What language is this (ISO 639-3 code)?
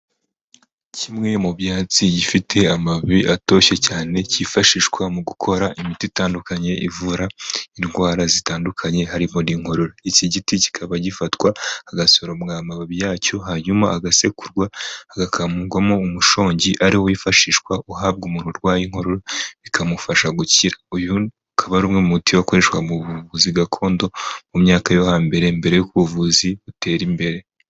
kin